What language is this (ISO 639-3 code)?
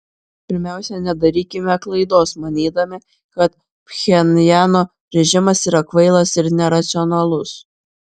lit